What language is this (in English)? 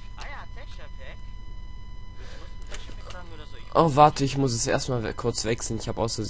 German